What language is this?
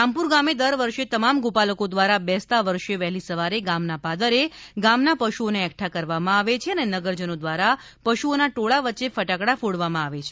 Gujarati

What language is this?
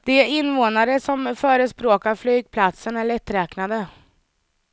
Swedish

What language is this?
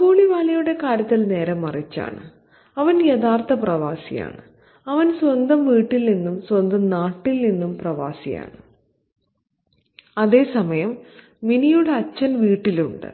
Malayalam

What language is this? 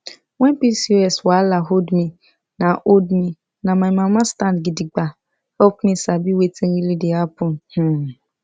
Nigerian Pidgin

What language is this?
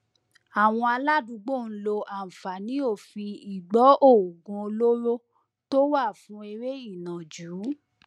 Yoruba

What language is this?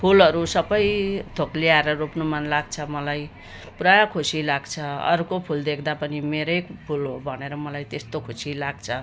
Nepali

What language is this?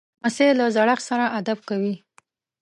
Pashto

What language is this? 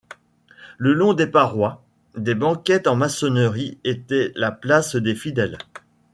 French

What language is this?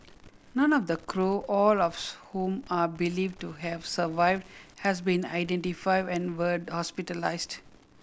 English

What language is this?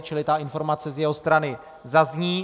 Czech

